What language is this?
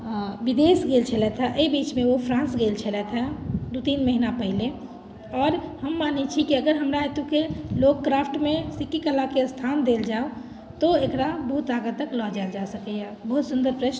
Maithili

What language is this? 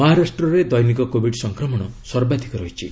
Odia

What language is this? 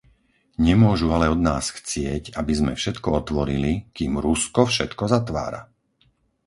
Slovak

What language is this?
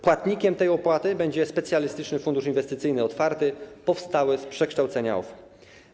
Polish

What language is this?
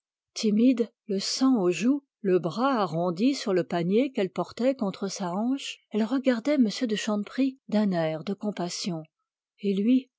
French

